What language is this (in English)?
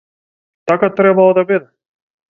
Macedonian